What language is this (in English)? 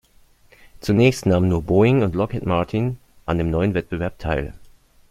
German